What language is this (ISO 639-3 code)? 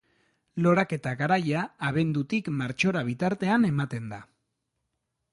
eus